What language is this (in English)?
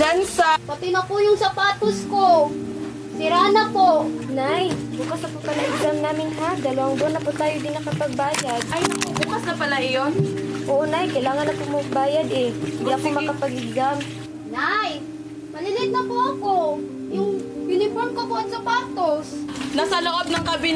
Filipino